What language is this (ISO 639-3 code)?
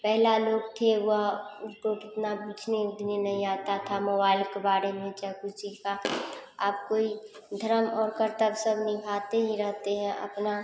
hin